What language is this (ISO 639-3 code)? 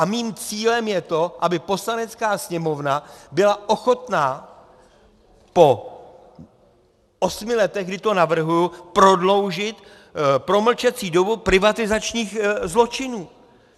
ces